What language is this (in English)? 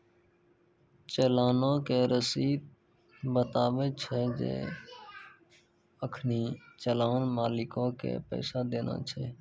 Maithili